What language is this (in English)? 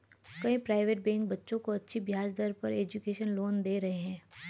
Hindi